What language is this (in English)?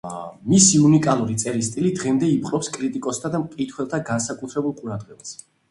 Georgian